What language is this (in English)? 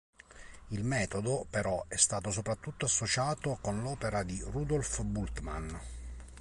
Italian